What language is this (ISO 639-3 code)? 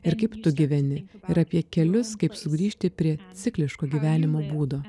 lit